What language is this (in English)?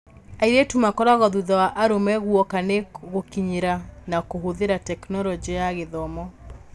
Kikuyu